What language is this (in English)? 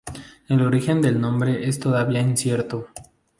Spanish